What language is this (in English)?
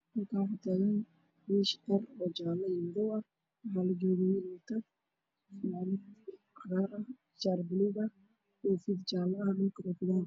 Somali